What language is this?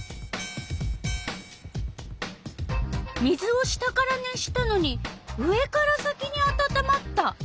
Japanese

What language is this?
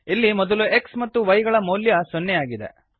Kannada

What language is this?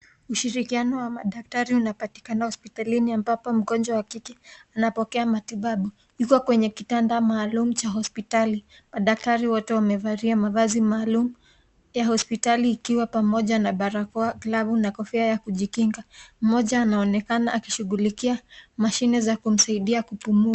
Swahili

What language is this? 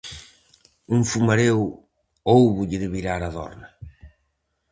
Galician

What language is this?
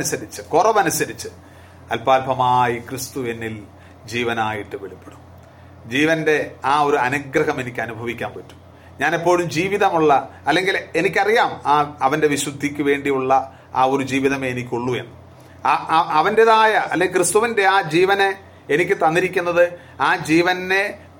Malayalam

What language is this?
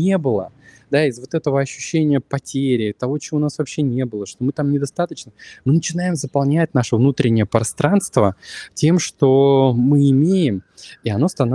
Russian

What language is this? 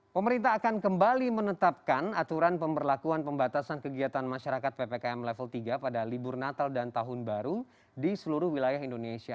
Indonesian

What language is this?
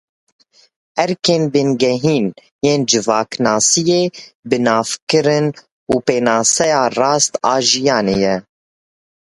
Kurdish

